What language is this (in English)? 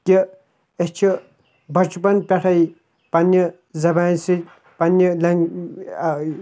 Kashmiri